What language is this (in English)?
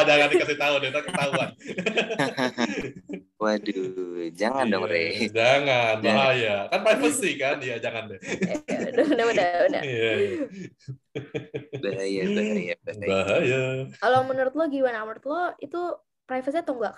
Indonesian